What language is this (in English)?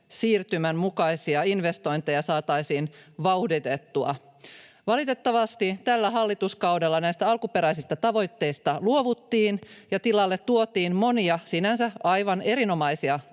Finnish